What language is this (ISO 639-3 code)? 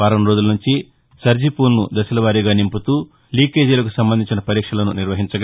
tel